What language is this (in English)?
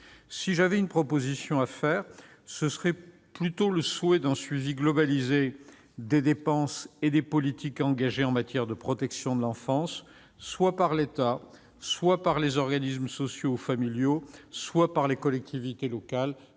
French